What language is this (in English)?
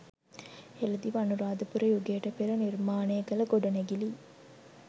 Sinhala